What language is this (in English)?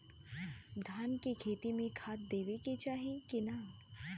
Bhojpuri